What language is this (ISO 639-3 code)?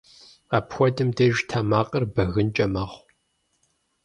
kbd